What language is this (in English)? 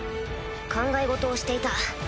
Japanese